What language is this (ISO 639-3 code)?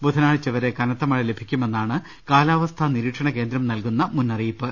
mal